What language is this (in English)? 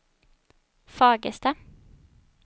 Swedish